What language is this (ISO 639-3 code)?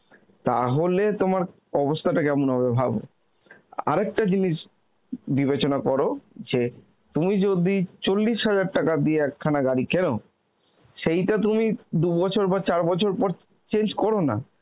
ben